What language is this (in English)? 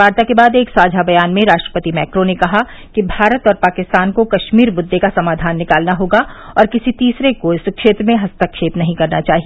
Hindi